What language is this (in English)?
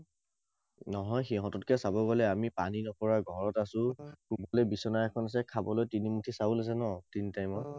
Assamese